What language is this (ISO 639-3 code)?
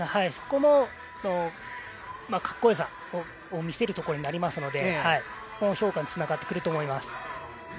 jpn